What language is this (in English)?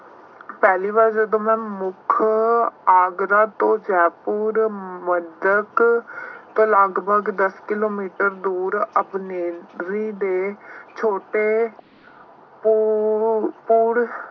Punjabi